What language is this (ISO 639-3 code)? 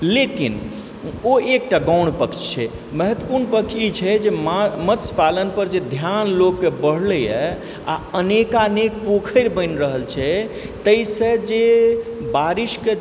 mai